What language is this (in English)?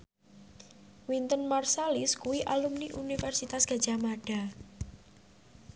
Javanese